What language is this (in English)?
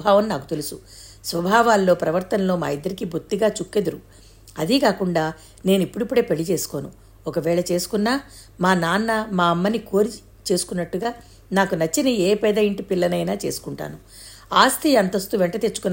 Telugu